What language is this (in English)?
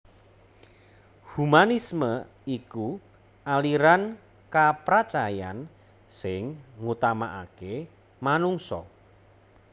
Javanese